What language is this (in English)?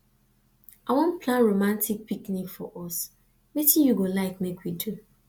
Nigerian Pidgin